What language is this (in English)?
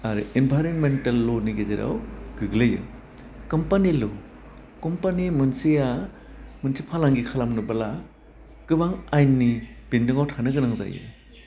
Bodo